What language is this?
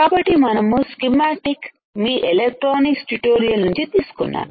Telugu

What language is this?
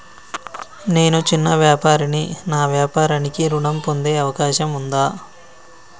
Telugu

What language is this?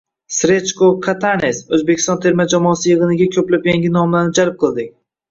Uzbek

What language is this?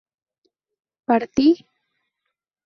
Spanish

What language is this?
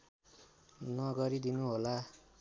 Nepali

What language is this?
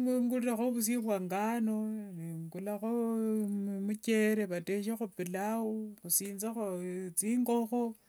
Wanga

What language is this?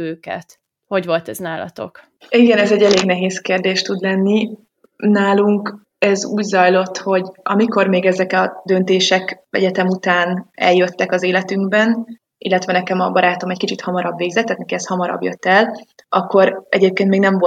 Hungarian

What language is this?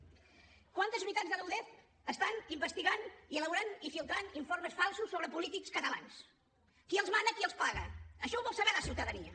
Catalan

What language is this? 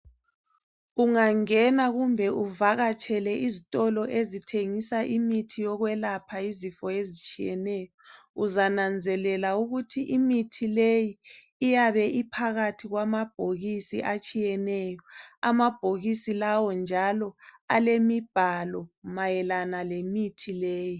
North Ndebele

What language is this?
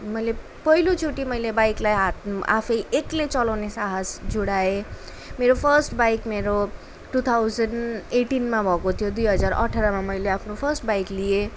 Nepali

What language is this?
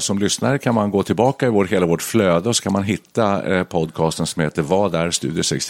Swedish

